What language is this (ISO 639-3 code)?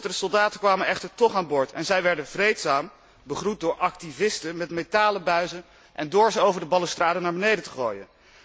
nld